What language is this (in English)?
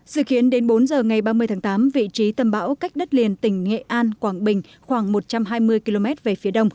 Vietnamese